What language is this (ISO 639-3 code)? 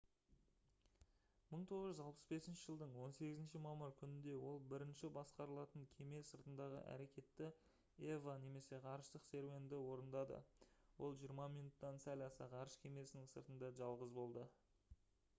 kaz